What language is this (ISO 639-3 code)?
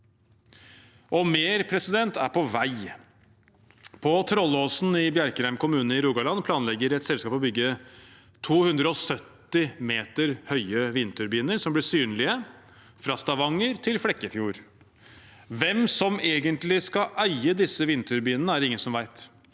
nor